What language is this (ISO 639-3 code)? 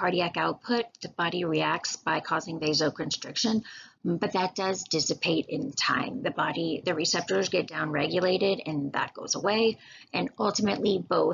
eng